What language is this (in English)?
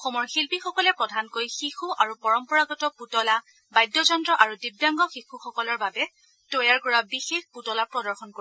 Assamese